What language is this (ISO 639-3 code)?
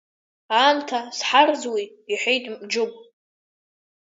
abk